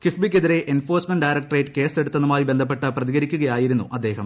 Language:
Malayalam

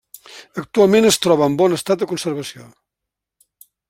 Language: Catalan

